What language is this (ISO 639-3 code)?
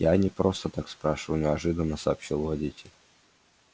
rus